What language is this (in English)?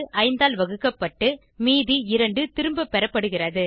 Tamil